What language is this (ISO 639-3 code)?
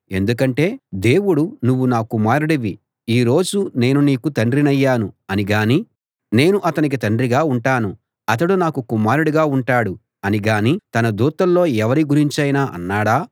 tel